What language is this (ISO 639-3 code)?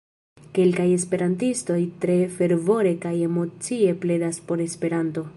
epo